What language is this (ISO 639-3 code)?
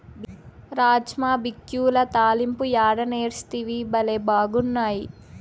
tel